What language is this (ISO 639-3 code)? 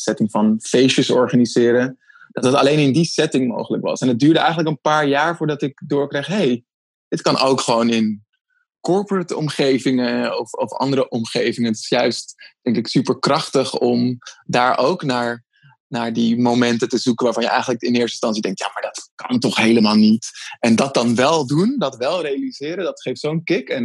nld